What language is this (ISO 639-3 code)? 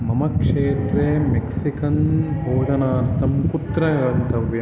san